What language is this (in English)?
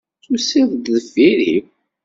Kabyle